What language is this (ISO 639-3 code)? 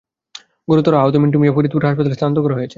ben